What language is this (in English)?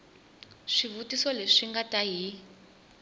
Tsonga